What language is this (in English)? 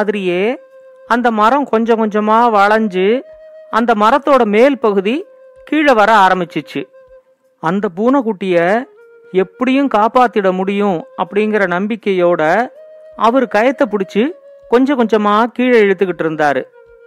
Tamil